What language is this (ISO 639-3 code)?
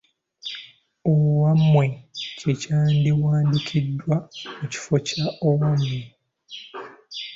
lug